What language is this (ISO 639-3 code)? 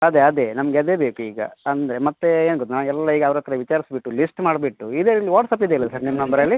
kan